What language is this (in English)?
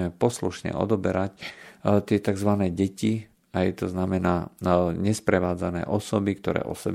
Slovak